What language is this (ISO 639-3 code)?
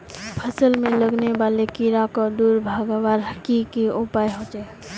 mag